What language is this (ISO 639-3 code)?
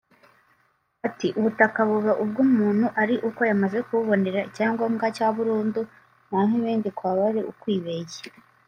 kin